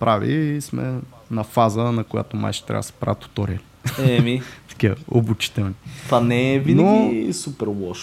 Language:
Bulgarian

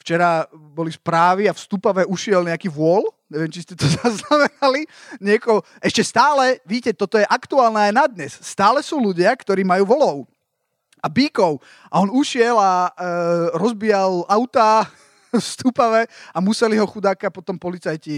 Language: Slovak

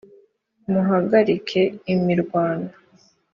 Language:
Kinyarwanda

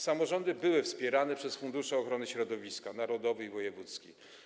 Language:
Polish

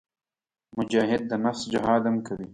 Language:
Pashto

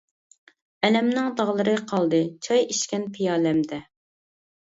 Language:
Uyghur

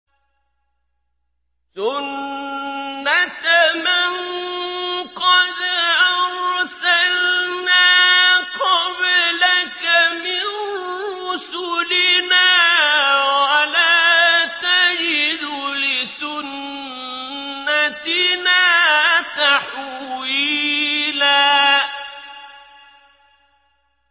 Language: Arabic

